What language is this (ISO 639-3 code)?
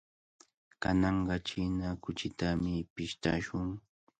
qvl